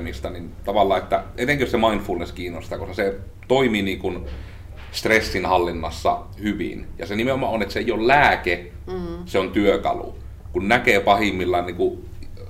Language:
Finnish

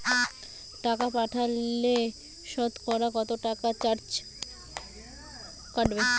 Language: Bangla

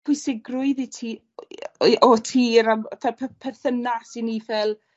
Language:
Welsh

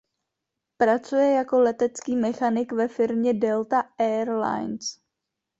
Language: Czech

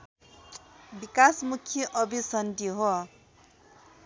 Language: Nepali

